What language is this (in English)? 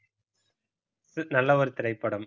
Tamil